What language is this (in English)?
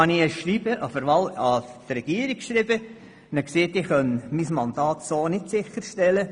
Swiss German